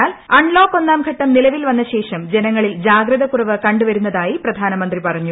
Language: Malayalam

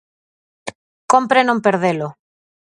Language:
Galician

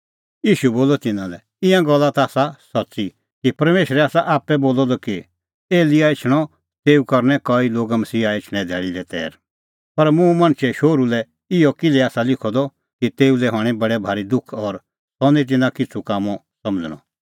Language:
Kullu Pahari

